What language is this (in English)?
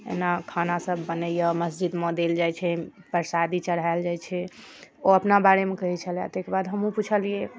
Maithili